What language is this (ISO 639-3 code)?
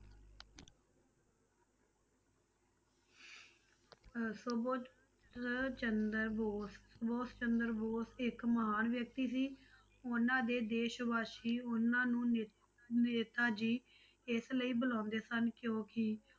pan